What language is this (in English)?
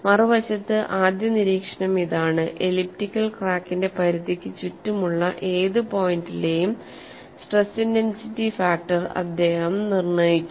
Malayalam